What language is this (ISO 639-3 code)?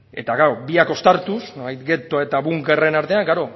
eus